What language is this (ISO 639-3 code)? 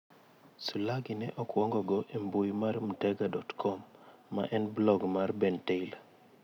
luo